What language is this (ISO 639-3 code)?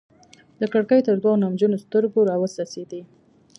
pus